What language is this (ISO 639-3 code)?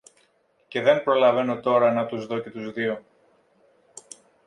ell